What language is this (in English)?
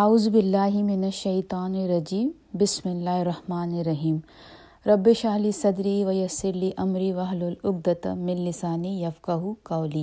Urdu